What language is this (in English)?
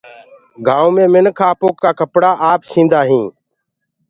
Gurgula